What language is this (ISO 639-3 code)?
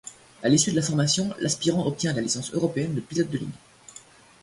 fra